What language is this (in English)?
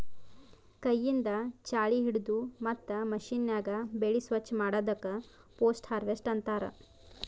Kannada